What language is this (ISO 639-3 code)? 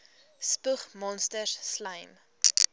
afr